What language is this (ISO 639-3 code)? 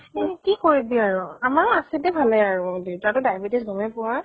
asm